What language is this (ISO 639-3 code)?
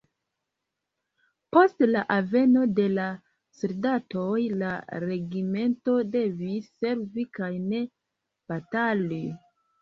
epo